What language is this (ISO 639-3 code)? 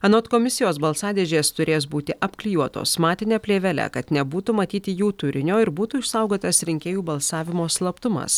lit